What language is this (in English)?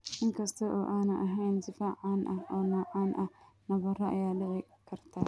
Somali